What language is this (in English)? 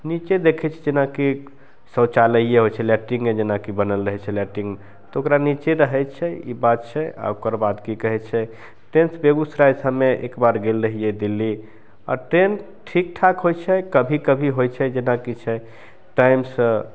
Maithili